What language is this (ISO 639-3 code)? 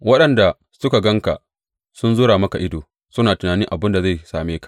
hau